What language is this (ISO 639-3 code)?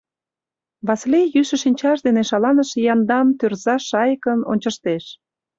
chm